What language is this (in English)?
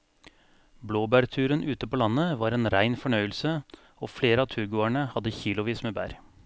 Norwegian